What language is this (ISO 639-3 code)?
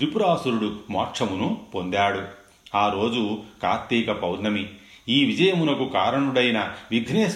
tel